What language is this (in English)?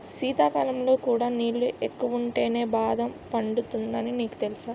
Telugu